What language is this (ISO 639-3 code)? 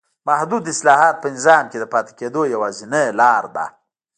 pus